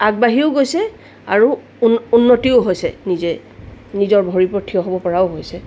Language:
Assamese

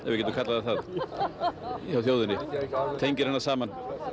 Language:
Icelandic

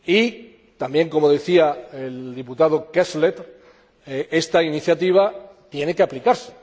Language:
Spanish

